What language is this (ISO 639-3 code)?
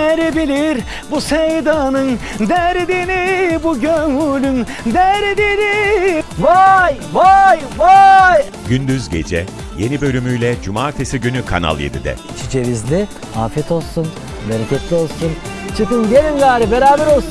tur